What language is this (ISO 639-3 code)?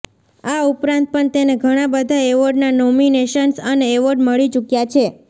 guj